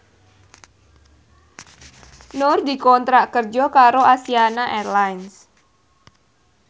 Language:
Javanese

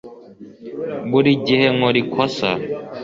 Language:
Kinyarwanda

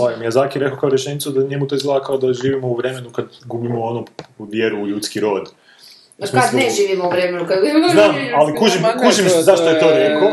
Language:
Croatian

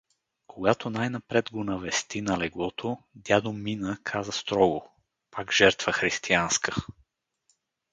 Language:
Bulgarian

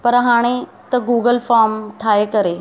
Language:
Sindhi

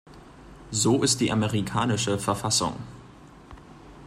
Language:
German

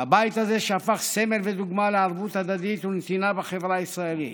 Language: Hebrew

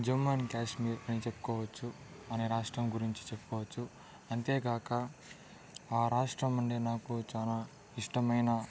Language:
Telugu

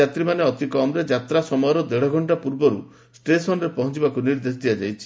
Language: Odia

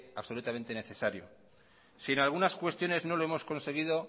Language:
Spanish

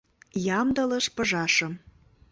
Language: Mari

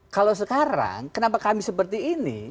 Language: Indonesian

